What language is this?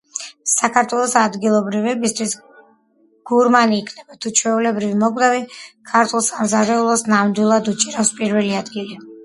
Georgian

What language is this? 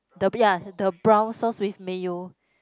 English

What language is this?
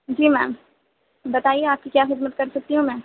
Urdu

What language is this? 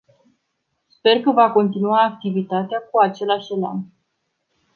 Romanian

